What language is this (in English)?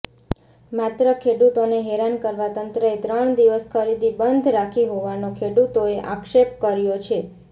Gujarati